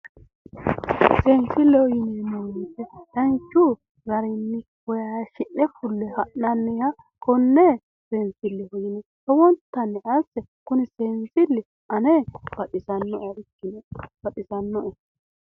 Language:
Sidamo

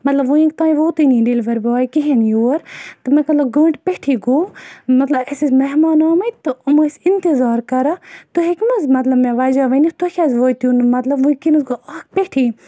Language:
Kashmiri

